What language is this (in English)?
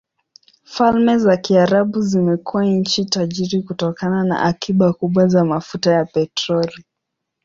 Swahili